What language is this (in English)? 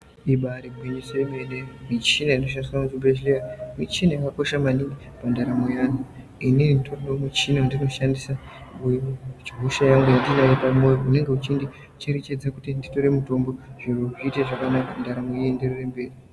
Ndau